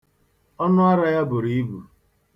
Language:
Igbo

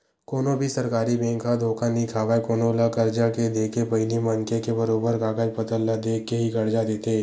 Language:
Chhattisgarhi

